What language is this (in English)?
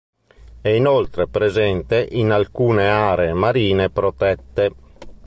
Italian